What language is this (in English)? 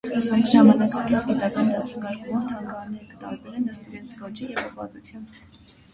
Armenian